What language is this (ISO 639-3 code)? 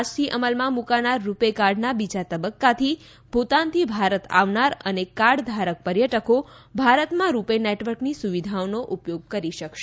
guj